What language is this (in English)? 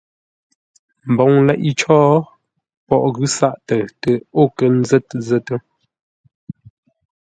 Ngombale